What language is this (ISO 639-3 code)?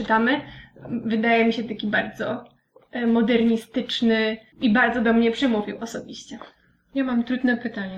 pol